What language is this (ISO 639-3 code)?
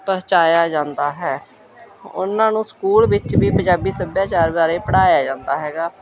pan